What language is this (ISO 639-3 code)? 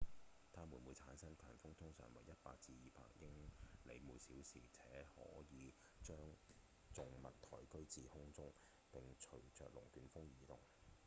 yue